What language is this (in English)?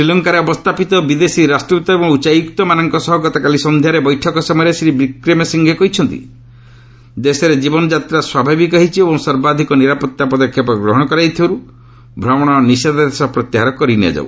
Odia